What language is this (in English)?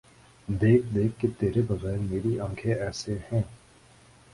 Urdu